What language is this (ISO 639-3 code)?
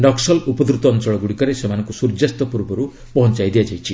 ori